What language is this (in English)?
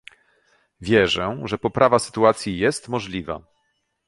Polish